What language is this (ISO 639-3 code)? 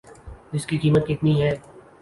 urd